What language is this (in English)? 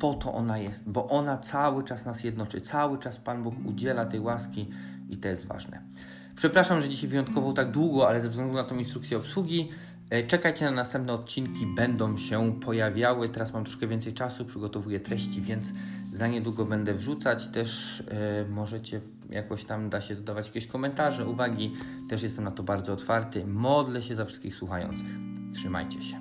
Polish